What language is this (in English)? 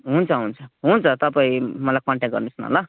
Nepali